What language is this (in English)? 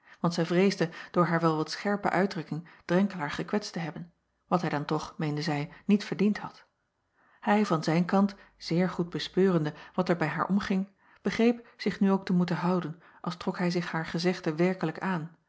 Dutch